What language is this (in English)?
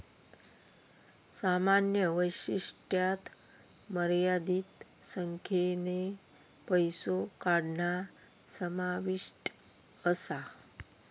Marathi